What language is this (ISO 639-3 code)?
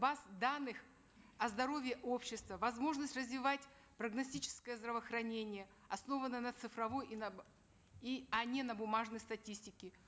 kaz